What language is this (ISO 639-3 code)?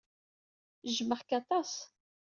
kab